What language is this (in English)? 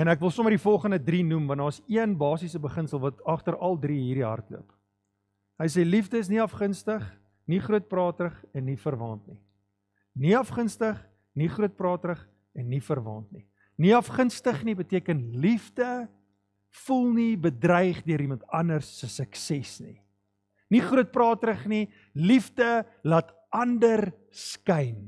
Dutch